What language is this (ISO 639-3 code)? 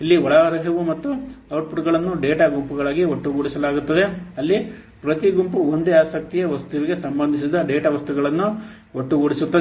kan